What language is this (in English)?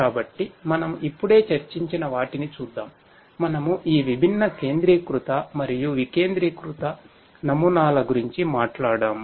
Telugu